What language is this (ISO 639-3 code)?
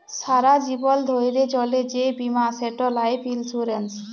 ben